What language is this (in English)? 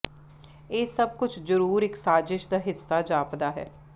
Punjabi